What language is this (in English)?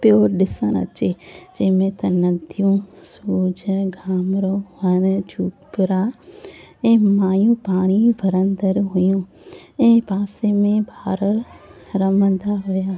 Sindhi